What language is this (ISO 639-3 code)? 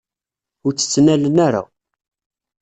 kab